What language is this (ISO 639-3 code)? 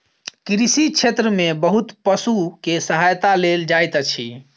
mai